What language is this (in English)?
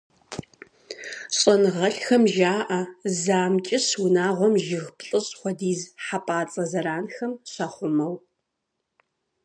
Kabardian